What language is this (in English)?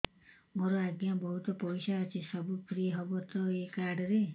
Odia